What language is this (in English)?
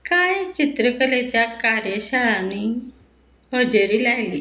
Konkani